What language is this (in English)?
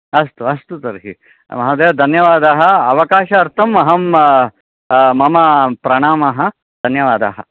Sanskrit